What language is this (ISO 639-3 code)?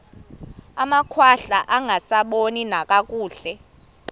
xho